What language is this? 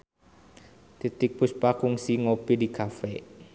Sundanese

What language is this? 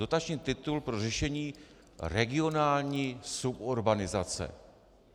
Czech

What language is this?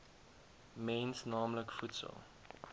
Afrikaans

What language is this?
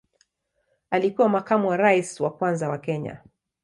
Swahili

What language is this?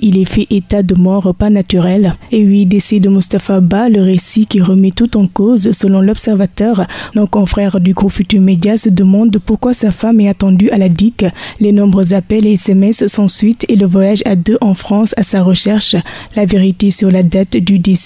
French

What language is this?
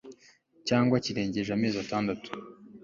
Kinyarwanda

